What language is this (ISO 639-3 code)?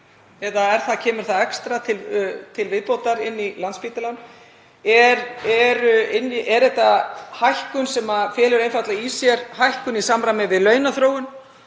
isl